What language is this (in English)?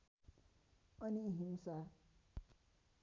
Nepali